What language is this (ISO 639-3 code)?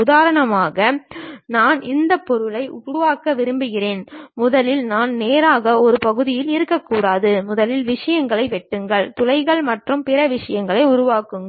tam